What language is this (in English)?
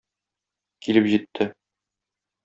Tatar